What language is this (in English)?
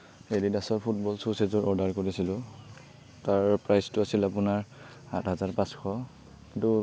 Assamese